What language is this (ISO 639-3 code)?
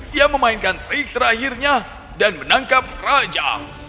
ind